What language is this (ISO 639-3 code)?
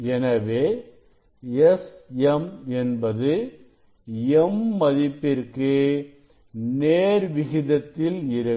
tam